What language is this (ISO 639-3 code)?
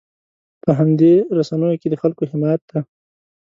pus